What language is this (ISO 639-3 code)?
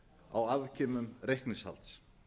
isl